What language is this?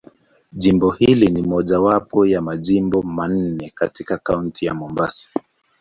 Swahili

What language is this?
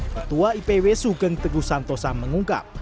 Indonesian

